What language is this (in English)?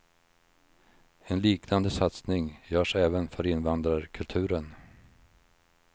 Swedish